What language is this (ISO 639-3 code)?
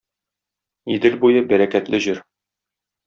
tat